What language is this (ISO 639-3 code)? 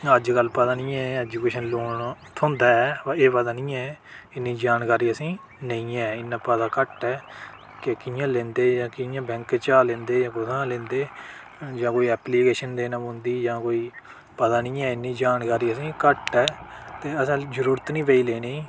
doi